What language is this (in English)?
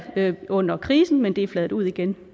Danish